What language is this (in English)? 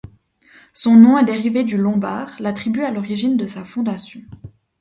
French